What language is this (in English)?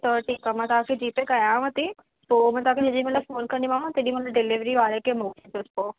Sindhi